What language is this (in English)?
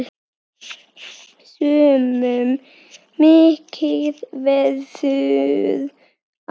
Icelandic